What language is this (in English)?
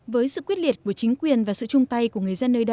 Vietnamese